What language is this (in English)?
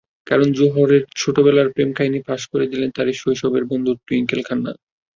Bangla